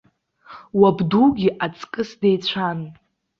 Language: Abkhazian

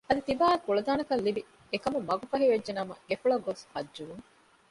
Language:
Divehi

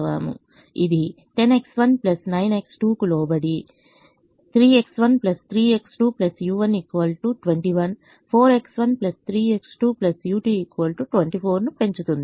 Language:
Telugu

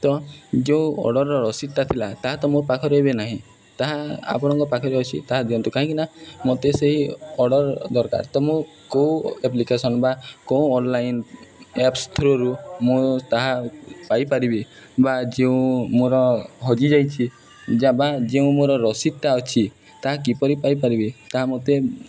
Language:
Odia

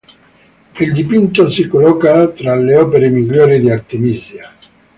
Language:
Italian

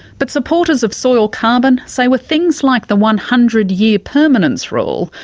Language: English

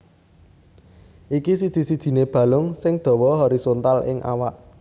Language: Javanese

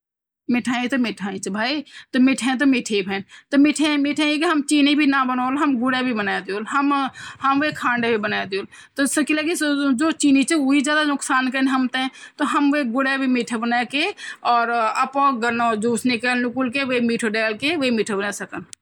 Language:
Garhwali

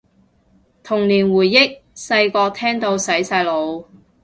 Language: Cantonese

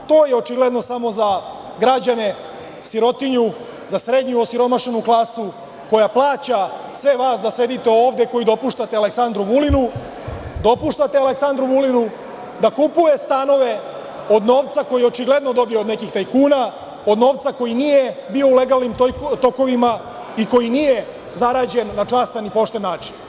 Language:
Serbian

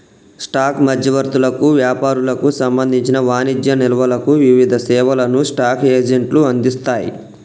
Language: Telugu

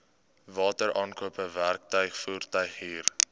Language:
Afrikaans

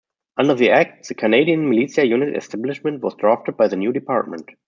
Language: English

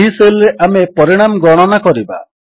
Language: Odia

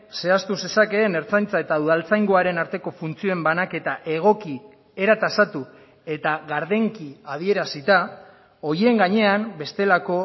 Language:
Basque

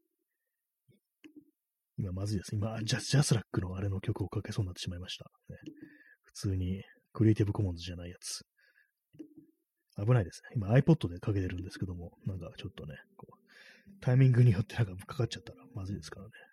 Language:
Japanese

